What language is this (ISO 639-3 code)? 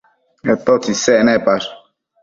mcf